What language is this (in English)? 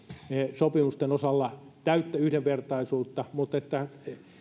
Finnish